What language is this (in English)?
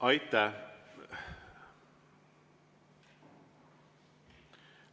Estonian